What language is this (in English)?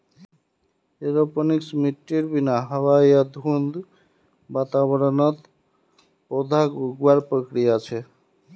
Magahi